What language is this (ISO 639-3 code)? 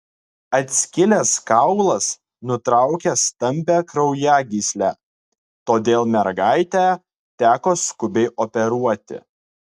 lit